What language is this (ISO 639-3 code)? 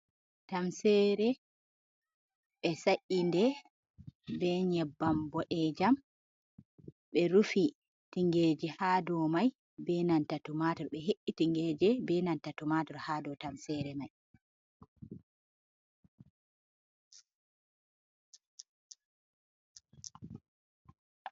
ful